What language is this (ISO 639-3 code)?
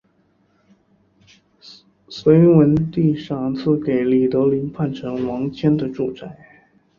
zho